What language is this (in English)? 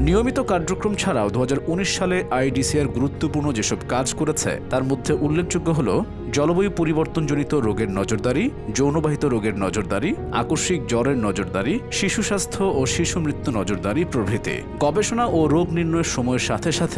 Bangla